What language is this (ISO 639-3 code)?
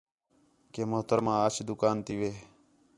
xhe